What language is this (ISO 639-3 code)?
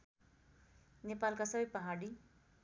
nep